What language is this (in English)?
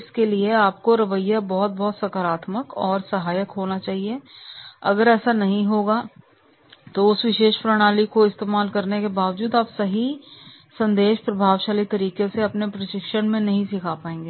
Hindi